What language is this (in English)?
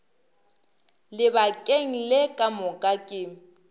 Northern Sotho